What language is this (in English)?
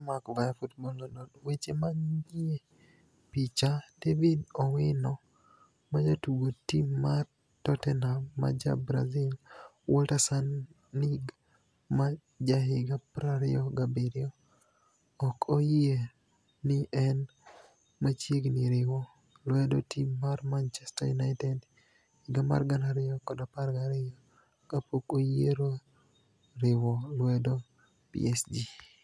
Luo (Kenya and Tanzania)